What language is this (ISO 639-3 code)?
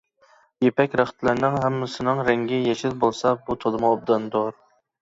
uig